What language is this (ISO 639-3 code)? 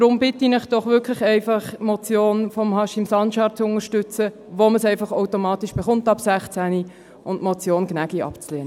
gsw